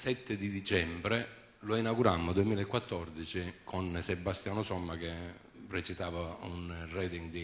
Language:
Italian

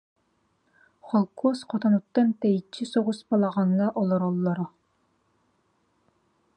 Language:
Yakut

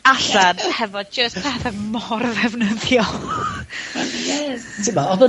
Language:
Welsh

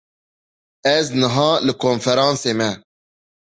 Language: Kurdish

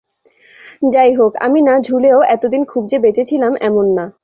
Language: Bangla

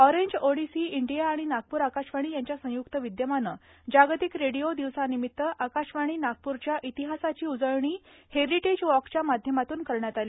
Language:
Marathi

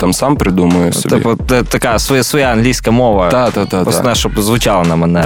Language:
Ukrainian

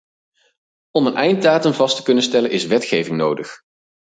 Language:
Dutch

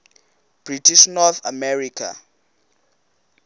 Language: Xhosa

